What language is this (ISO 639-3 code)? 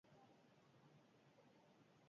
eus